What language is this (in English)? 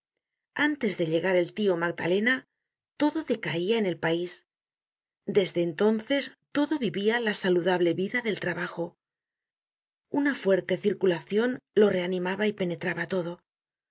Spanish